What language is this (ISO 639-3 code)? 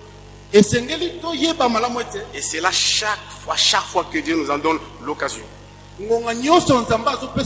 fra